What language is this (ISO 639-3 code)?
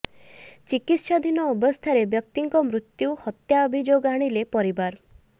ori